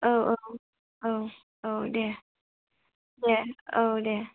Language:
Bodo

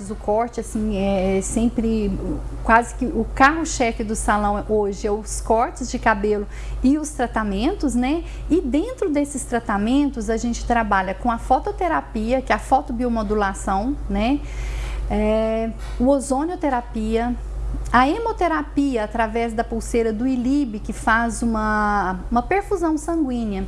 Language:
Portuguese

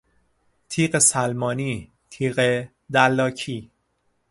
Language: Persian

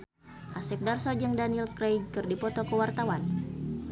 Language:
Sundanese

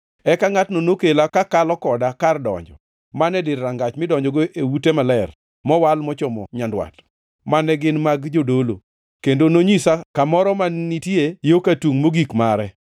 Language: Luo (Kenya and Tanzania)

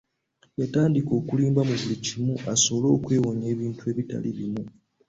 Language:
Ganda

